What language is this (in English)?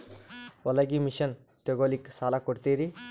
Kannada